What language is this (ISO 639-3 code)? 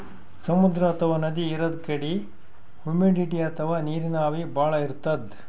kan